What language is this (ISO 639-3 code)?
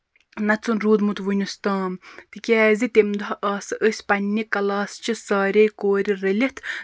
kas